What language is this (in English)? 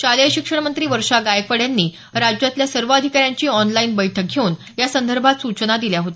Marathi